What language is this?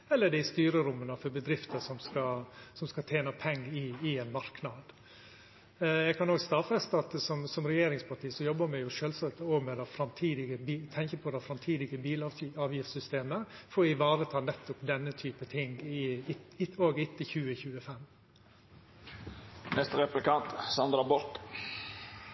Norwegian Nynorsk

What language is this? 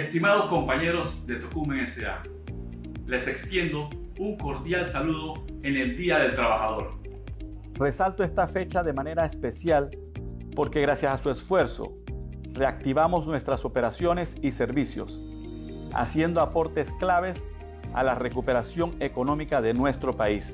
Spanish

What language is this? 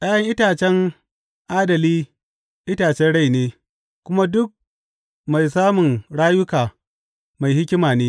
Hausa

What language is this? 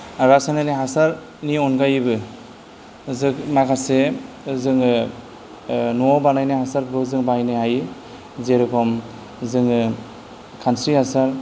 Bodo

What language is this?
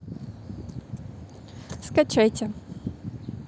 Russian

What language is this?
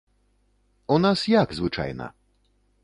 Belarusian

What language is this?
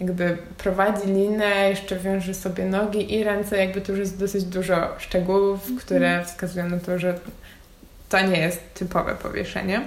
Polish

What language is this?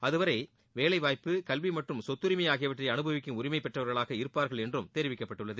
Tamil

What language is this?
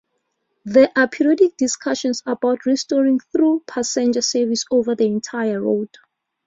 English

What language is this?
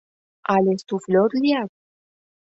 Mari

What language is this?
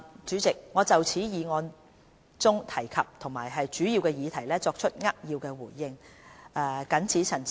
Cantonese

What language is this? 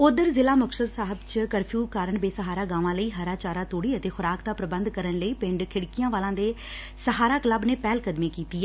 Punjabi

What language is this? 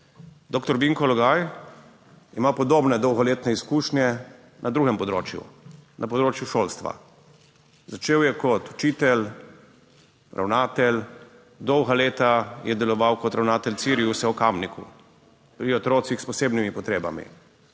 Slovenian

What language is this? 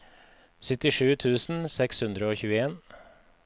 Norwegian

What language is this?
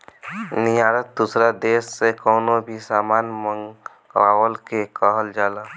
Bhojpuri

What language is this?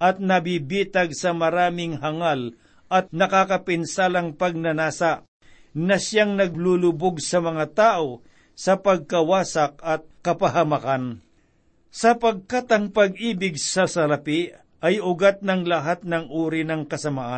Filipino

